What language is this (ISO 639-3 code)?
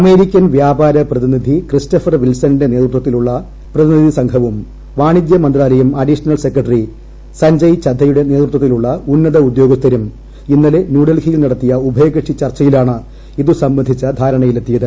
mal